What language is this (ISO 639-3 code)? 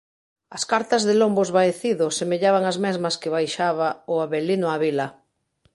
glg